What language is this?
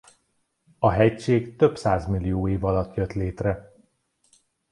Hungarian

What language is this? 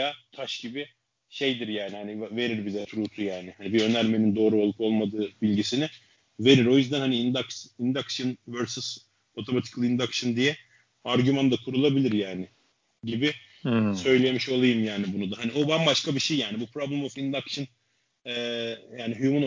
Turkish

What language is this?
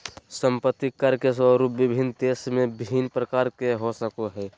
Magahi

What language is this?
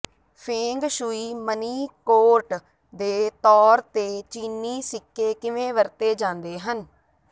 Punjabi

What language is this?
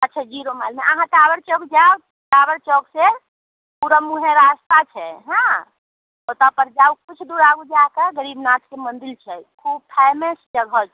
Maithili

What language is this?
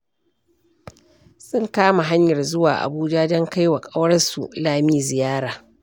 Hausa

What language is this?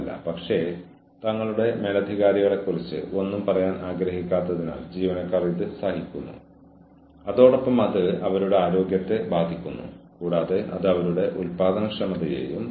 Malayalam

